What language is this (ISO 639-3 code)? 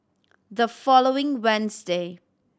eng